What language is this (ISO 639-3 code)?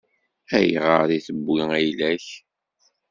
kab